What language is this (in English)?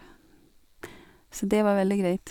Norwegian